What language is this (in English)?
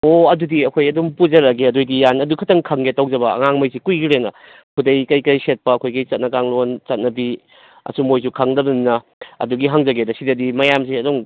Manipuri